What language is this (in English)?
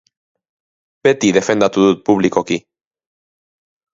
Basque